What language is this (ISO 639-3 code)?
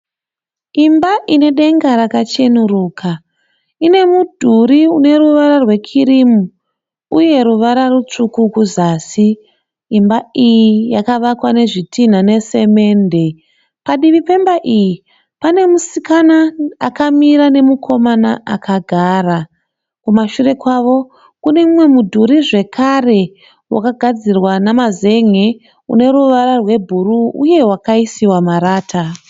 sna